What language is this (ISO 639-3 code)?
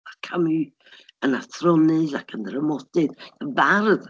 cym